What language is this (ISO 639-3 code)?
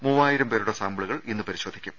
mal